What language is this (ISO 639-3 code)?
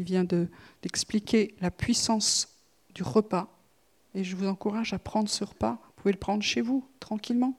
fra